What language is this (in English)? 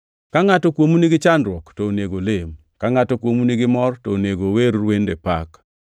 Luo (Kenya and Tanzania)